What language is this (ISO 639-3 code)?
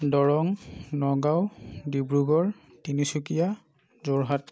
asm